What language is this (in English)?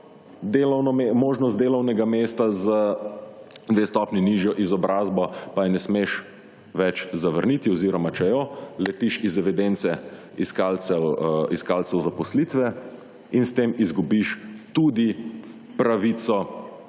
Slovenian